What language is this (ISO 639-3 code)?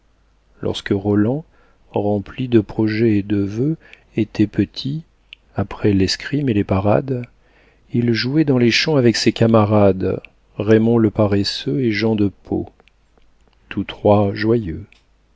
fra